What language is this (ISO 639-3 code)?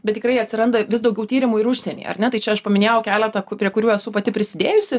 lit